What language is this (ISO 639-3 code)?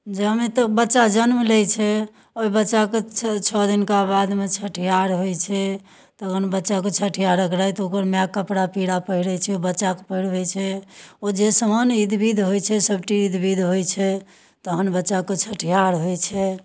mai